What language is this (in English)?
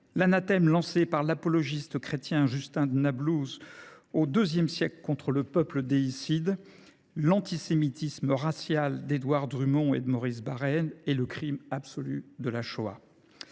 French